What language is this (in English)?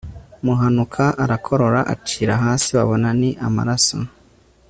Kinyarwanda